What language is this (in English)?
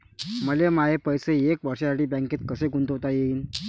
Marathi